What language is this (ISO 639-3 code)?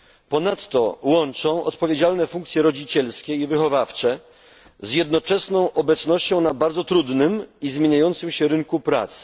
pol